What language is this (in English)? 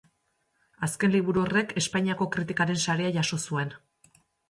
Basque